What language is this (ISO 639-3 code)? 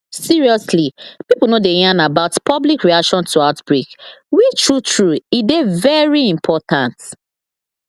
pcm